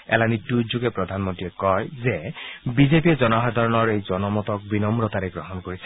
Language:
Assamese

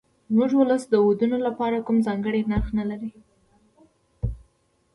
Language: Pashto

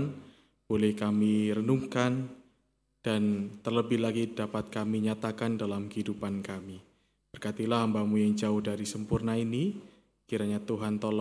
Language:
Indonesian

